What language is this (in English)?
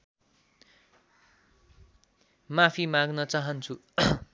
Nepali